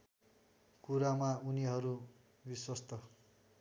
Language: Nepali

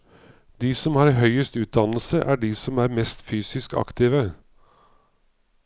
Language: Norwegian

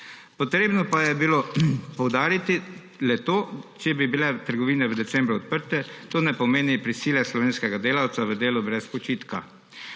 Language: Slovenian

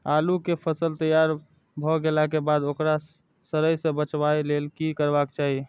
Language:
Maithili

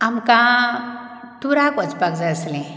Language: Konkani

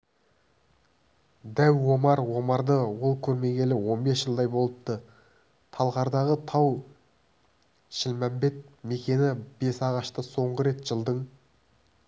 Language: Kazakh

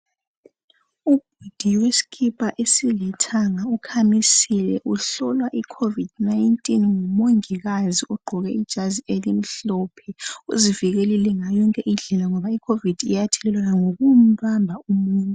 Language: North Ndebele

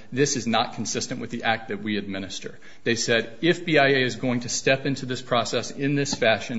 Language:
English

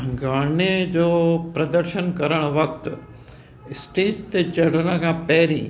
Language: Sindhi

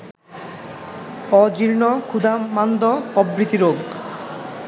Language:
Bangla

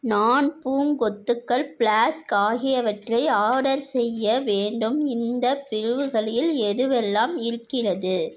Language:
Tamil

